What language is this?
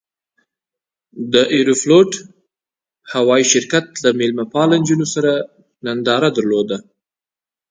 Pashto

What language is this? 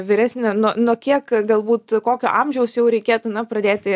Lithuanian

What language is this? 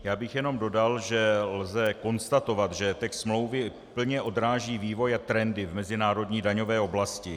Czech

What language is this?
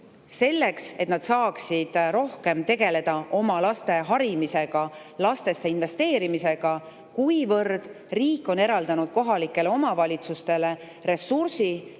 Estonian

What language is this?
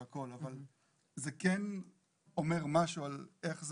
Hebrew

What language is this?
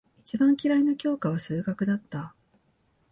Japanese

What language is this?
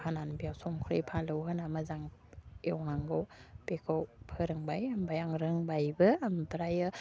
Bodo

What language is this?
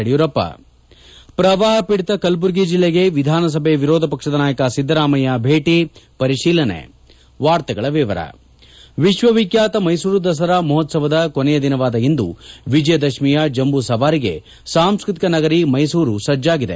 Kannada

